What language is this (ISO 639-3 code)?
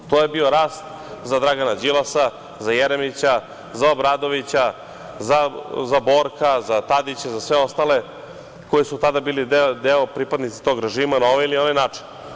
srp